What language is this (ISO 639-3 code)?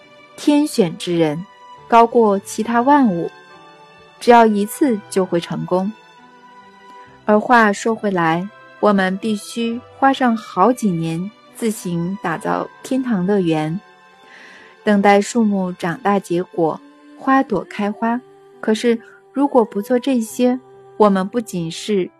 zho